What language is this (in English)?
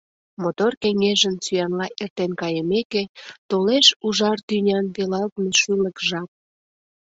Mari